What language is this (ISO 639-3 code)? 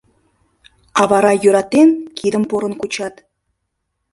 chm